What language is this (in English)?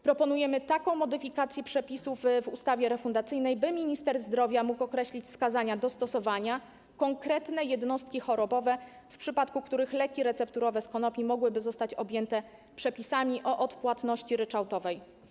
Polish